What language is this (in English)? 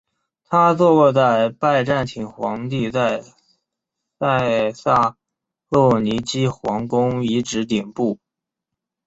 Chinese